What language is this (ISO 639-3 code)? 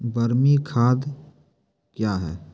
mai